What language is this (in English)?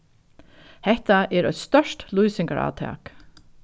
Faroese